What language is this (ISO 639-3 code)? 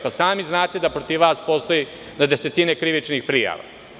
srp